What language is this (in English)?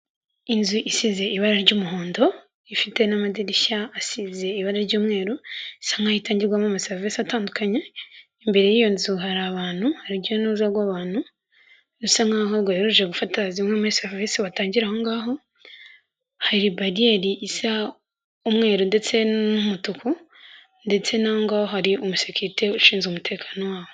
Kinyarwanda